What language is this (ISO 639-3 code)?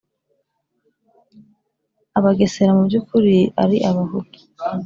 kin